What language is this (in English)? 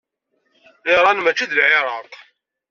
Kabyle